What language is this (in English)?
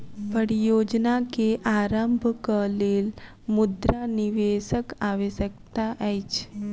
Maithili